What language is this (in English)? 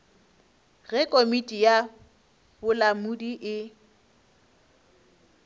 Northern Sotho